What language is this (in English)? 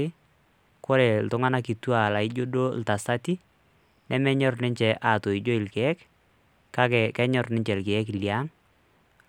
Masai